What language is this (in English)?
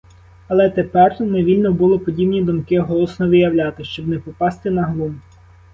Ukrainian